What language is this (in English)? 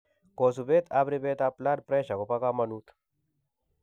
Kalenjin